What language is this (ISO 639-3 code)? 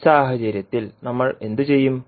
mal